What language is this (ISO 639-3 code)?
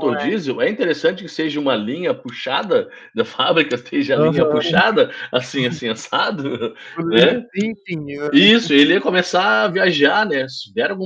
por